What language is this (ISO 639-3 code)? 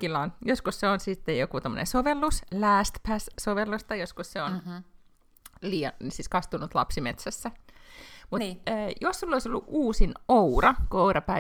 fin